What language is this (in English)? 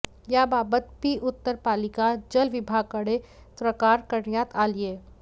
Marathi